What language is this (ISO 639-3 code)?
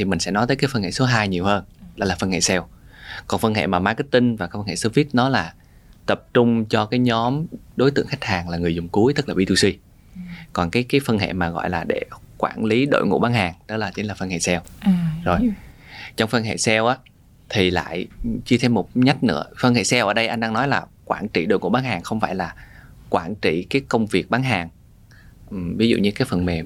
vie